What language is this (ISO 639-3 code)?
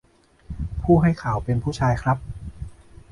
tha